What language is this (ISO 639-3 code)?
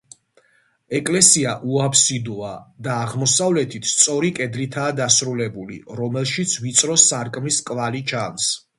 kat